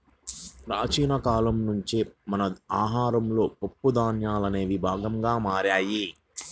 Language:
Telugu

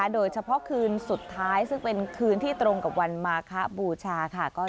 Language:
Thai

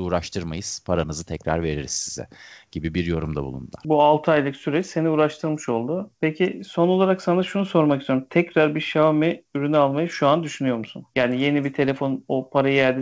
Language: Turkish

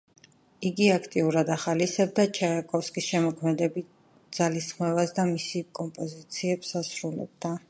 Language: Georgian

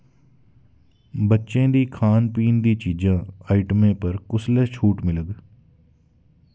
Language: Dogri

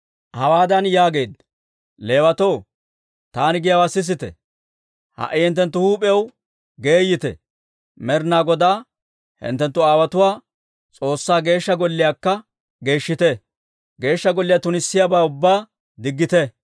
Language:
Dawro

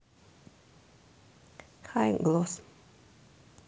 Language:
Russian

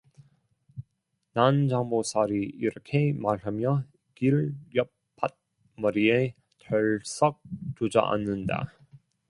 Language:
Korean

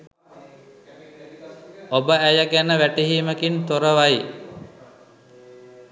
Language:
Sinhala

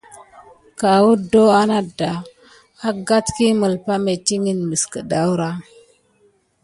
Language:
Gidar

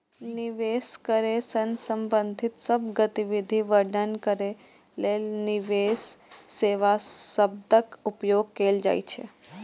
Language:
Maithili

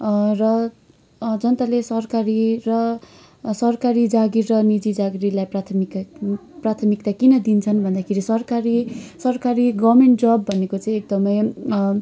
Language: Nepali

